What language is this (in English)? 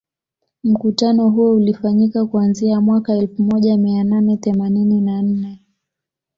Swahili